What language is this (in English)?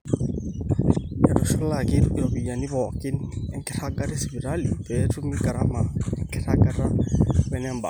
Masai